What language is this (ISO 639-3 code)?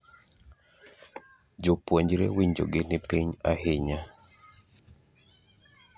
luo